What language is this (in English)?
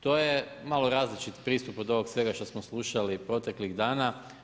Croatian